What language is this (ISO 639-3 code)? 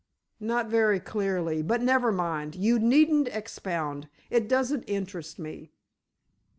eng